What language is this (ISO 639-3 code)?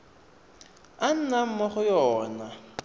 tsn